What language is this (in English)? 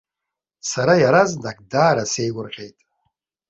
Abkhazian